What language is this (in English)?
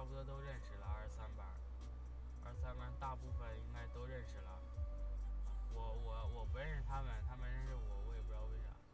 Chinese